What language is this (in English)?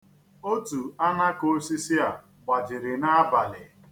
Igbo